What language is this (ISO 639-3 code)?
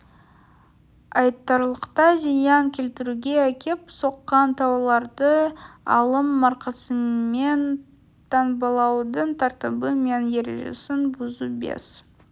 kaz